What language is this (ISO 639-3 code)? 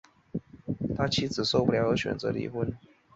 zho